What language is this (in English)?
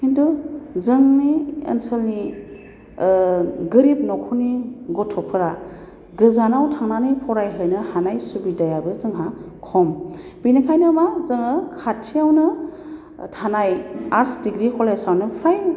Bodo